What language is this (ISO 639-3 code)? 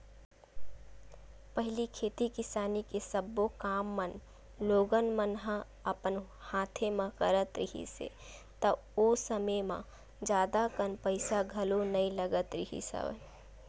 hne